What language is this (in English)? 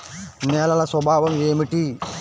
Telugu